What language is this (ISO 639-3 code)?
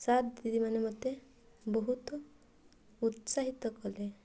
ori